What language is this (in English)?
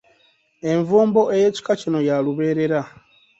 Ganda